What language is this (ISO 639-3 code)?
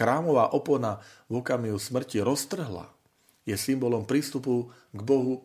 slk